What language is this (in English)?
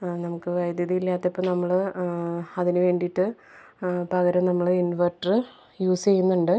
Malayalam